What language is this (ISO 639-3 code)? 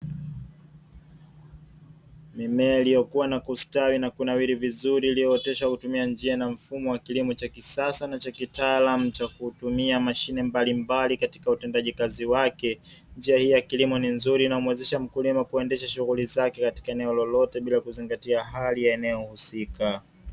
swa